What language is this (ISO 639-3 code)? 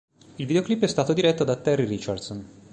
ita